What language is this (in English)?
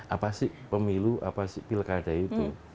Indonesian